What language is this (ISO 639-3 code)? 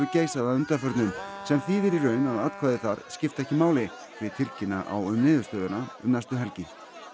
isl